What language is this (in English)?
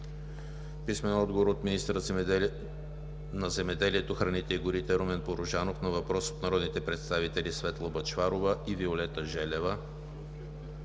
Bulgarian